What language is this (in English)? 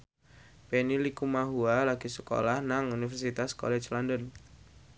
Javanese